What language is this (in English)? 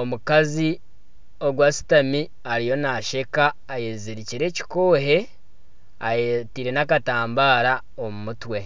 Nyankole